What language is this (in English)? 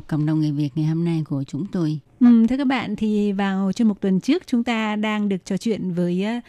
Vietnamese